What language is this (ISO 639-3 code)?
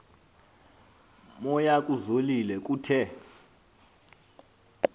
xho